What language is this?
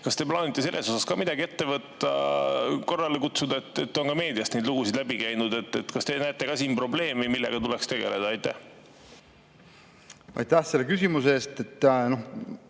Estonian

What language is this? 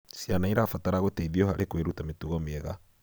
Kikuyu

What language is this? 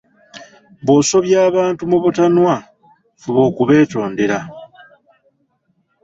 Ganda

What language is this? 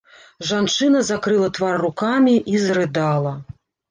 Belarusian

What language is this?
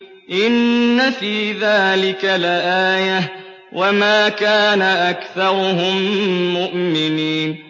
Arabic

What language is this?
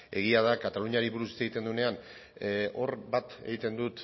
Basque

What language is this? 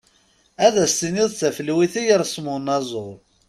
Kabyle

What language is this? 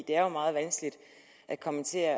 Danish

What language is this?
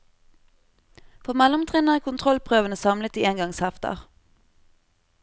Norwegian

